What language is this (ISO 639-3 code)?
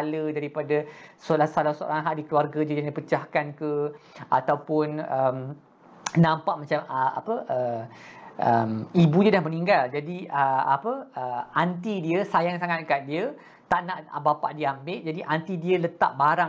msa